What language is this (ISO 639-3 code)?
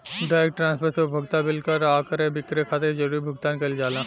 bho